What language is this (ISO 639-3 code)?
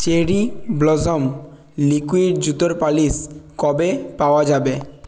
ben